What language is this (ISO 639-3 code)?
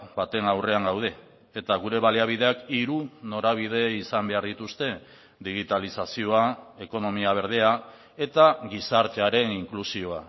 eus